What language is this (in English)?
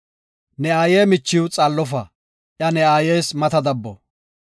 Gofa